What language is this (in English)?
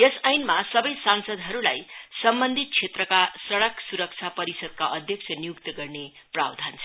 Nepali